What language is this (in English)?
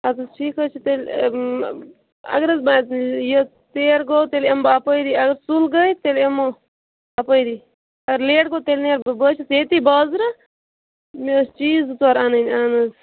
Kashmiri